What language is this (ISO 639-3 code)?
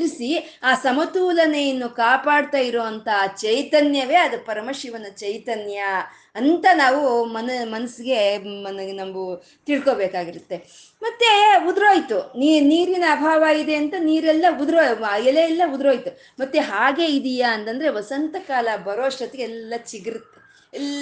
kan